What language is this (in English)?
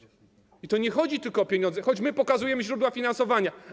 Polish